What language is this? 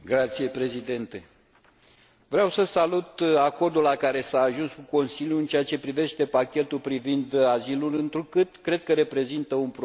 Romanian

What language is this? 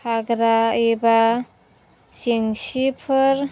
Bodo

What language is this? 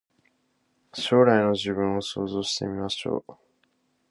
Japanese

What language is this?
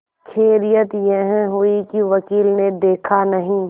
Hindi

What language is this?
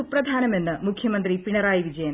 Malayalam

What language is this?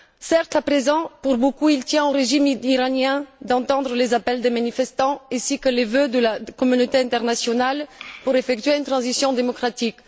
French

